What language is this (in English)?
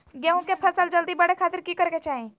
Magahi